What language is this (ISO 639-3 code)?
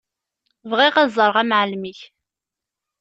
kab